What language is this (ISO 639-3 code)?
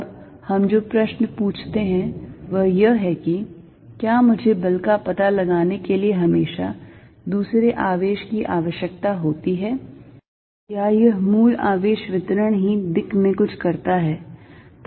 hin